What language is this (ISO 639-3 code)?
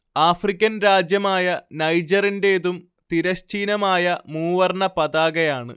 mal